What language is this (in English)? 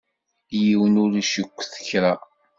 Kabyle